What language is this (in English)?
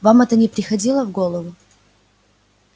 Russian